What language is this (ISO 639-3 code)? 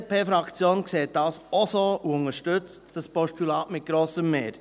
gsw